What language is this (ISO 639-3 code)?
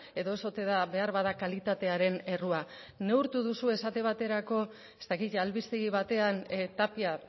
eus